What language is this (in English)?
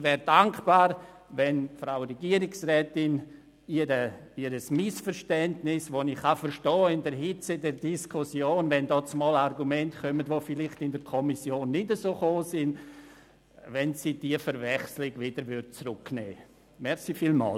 Swiss German